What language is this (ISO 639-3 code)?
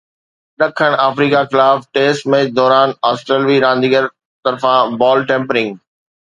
snd